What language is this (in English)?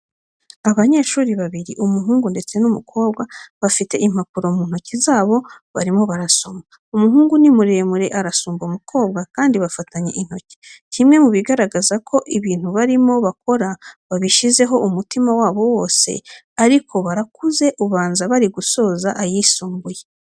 Kinyarwanda